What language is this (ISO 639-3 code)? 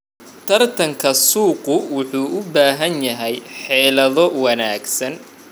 som